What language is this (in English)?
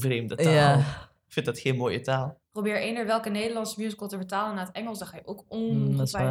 Dutch